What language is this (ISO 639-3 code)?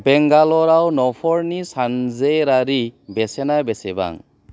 brx